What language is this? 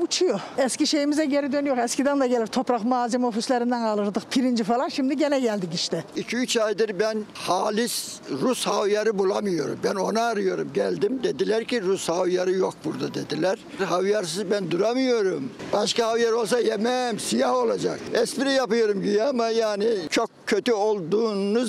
Turkish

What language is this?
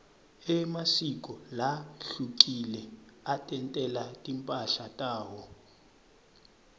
Swati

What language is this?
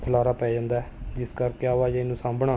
Punjabi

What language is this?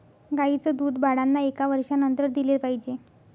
Marathi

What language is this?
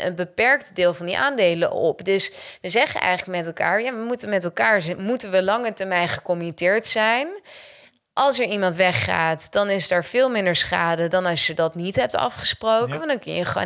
Dutch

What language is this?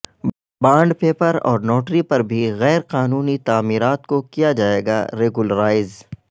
Urdu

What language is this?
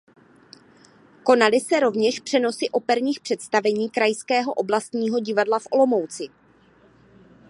Czech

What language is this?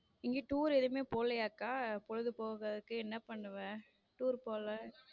Tamil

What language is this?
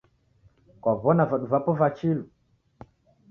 Taita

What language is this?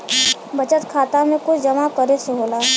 Bhojpuri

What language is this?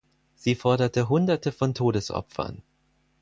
German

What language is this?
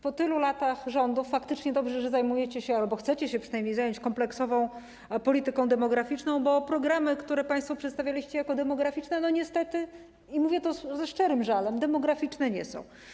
Polish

